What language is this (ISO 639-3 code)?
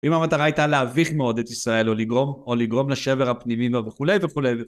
heb